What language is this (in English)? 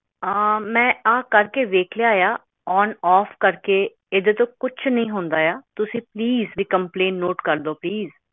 Punjabi